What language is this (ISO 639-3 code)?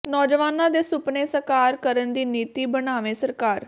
pan